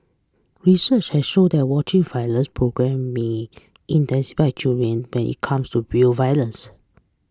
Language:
English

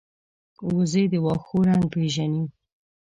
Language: Pashto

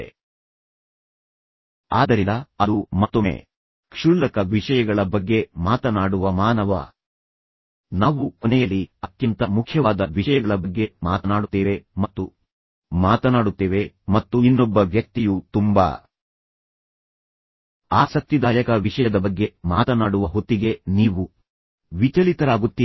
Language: Kannada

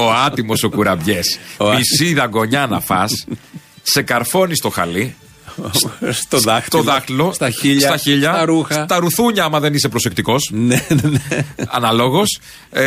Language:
Greek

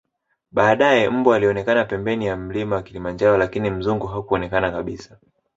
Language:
Swahili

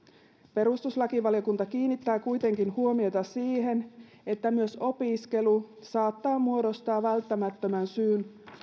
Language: Finnish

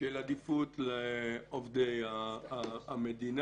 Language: Hebrew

